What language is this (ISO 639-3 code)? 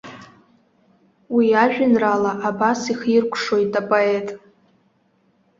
abk